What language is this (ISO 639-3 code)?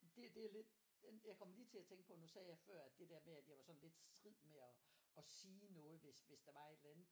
dan